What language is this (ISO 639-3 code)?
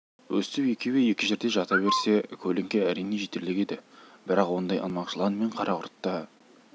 kaz